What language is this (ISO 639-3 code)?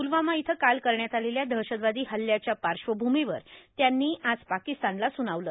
mar